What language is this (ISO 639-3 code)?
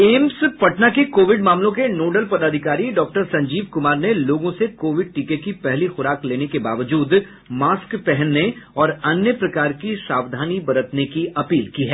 hin